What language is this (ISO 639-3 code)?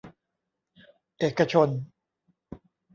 tha